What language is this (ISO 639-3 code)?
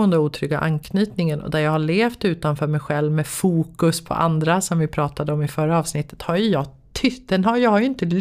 swe